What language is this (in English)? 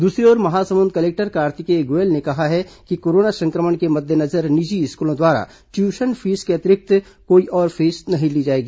Hindi